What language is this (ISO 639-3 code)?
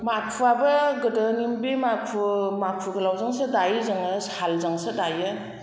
brx